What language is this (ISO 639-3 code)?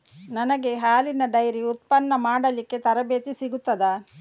kan